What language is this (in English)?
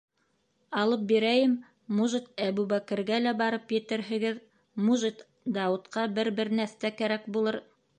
Bashkir